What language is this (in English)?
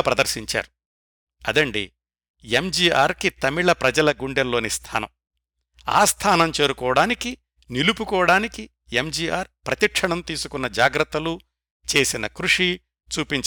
Telugu